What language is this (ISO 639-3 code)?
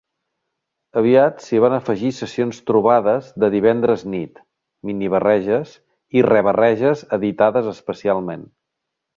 cat